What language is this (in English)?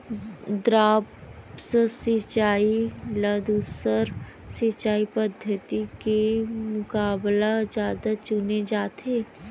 Chhattisgarhi